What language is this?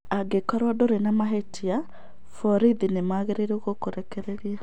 Kikuyu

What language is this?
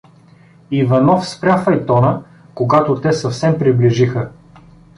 Bulgarian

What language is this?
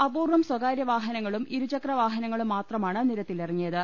Malayalam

